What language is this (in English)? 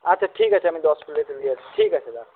Bangla